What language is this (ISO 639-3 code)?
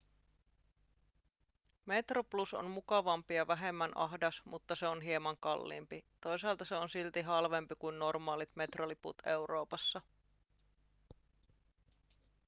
fin